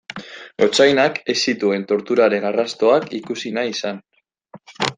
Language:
Basque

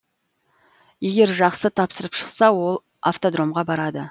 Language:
Kazakh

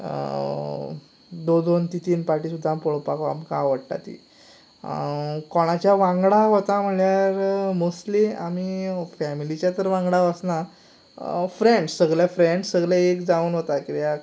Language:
Konkani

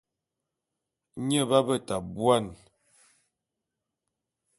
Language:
Bulu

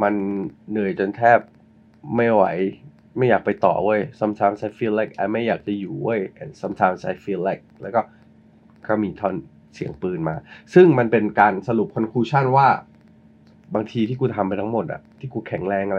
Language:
Thai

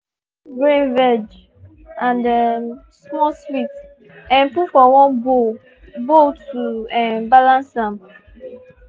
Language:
Nigerian Pidgin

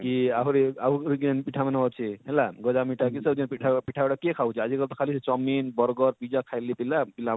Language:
Odia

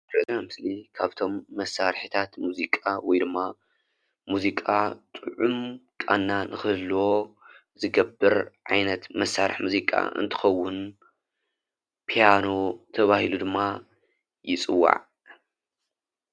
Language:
Tigrinya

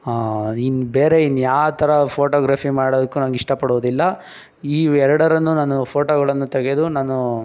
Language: Kannada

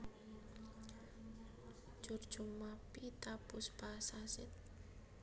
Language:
Javanese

